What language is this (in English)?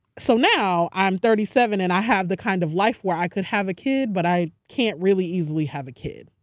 English